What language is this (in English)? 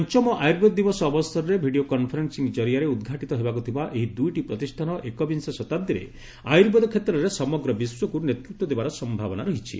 Odia